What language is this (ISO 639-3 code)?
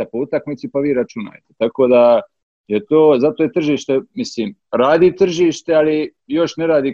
hrv